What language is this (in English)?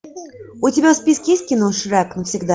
Russian